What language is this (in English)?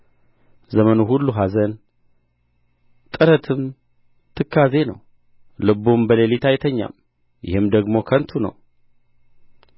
Amharic